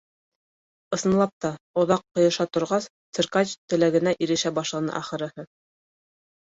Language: Bashkir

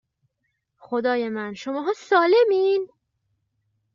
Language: Persian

